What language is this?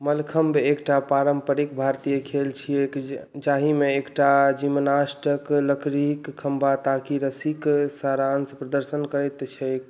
Maithili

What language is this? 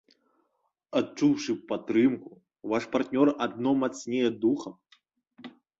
Belarusian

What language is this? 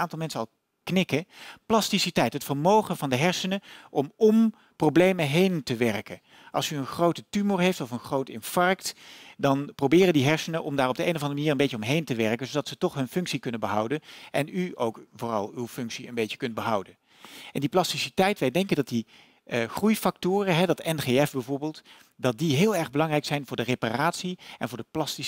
Dutch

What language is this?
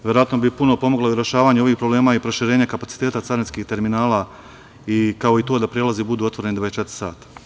Serbian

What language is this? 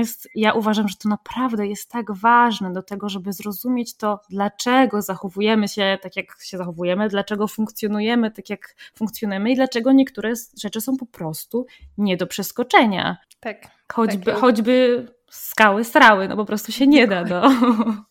Polish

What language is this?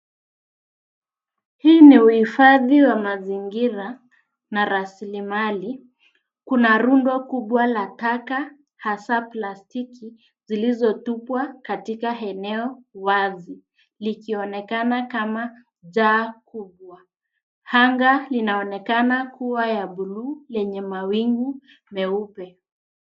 Swahili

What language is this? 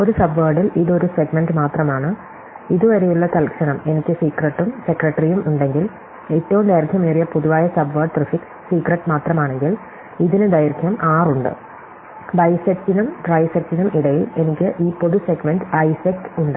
Malayalam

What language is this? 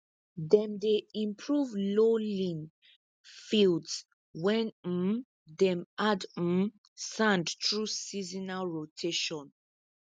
Nigerian Pidgin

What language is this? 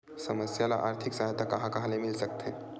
Chhattisgarhi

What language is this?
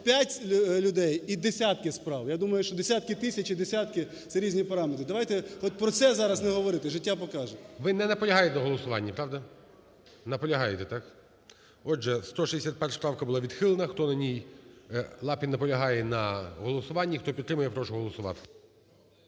Ukrainian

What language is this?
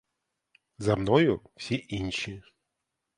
Ukrainian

